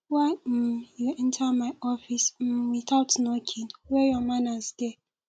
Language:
Nigerian Pidgin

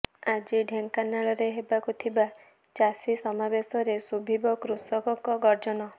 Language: Odia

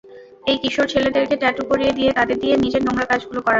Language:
Bangla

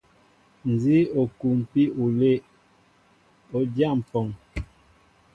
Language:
Mbo (Cameroon)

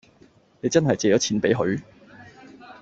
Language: Cantonese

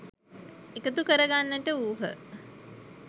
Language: Sinhala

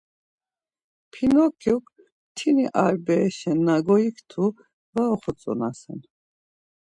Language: Laz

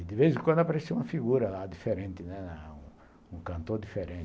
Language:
Portuguese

